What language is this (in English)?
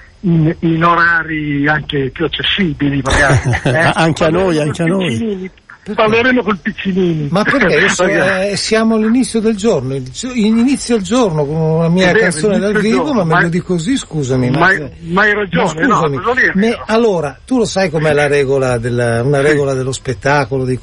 Italian